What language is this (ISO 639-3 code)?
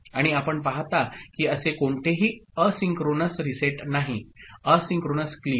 mar